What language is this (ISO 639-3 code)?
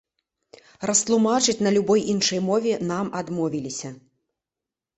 bel